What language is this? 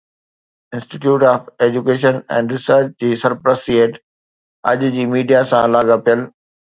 Sindhi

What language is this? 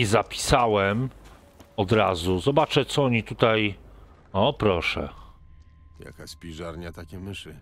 Polish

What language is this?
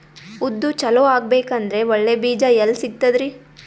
Kannada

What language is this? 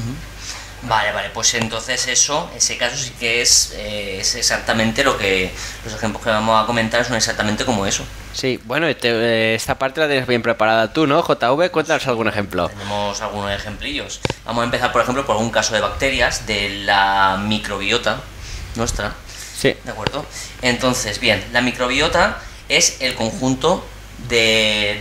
Spanish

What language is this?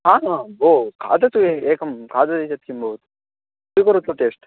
Sanskrit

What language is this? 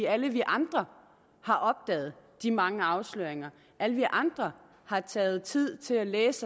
Danish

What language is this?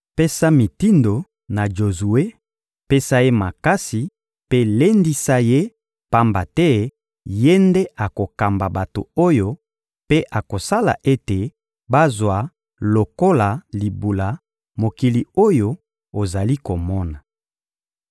Lingala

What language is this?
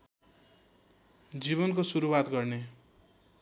Nepali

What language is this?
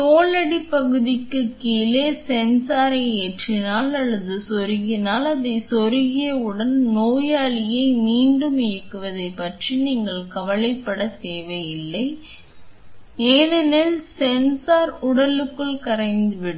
Tamil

